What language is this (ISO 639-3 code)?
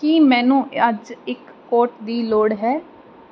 pan